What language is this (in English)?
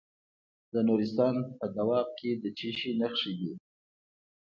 Pashto